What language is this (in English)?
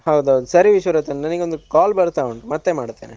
Kannada